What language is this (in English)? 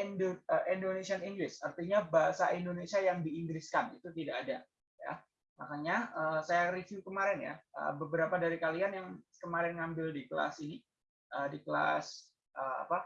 Indonesian